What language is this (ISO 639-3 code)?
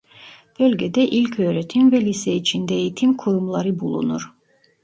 tur